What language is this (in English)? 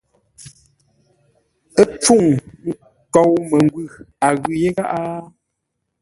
Ngombale